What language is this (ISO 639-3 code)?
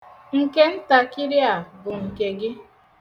ibo